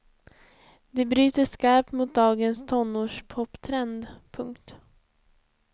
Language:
Swedish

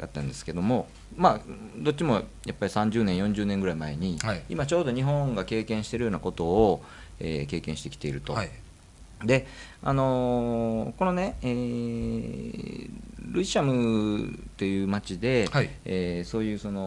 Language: Japanese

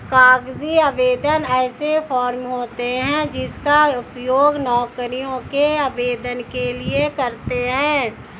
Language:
Hindi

